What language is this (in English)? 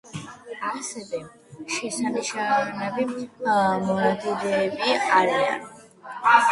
Georgian